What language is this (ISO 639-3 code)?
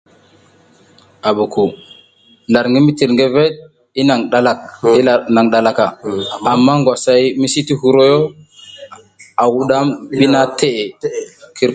giz